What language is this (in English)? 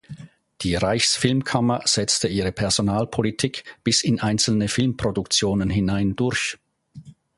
German